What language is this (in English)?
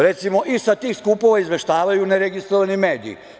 Serbian